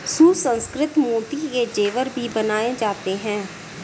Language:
Hindi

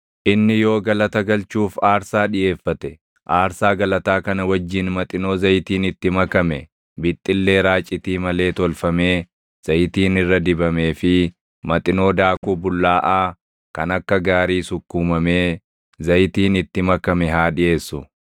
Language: Oromo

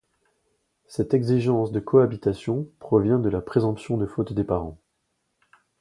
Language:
French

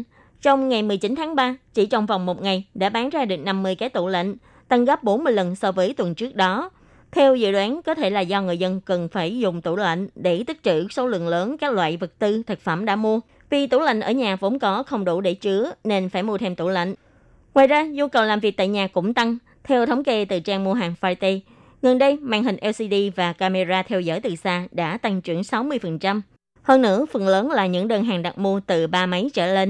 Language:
Vietnamese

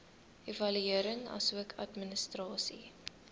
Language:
Afrikaans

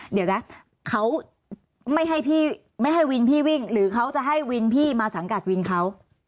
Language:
Thai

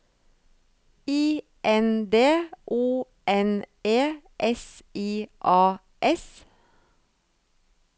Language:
Norwegian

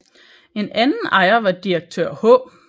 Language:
Danish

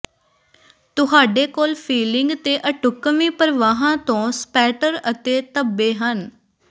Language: Punjabi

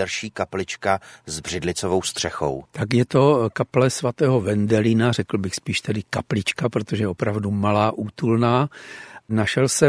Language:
Czech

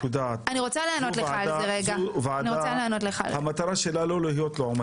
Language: Hebrew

